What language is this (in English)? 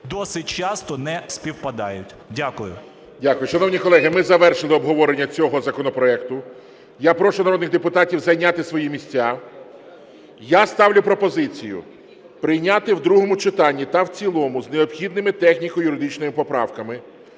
Ukrainian